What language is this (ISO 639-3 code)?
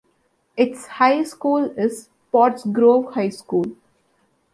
eng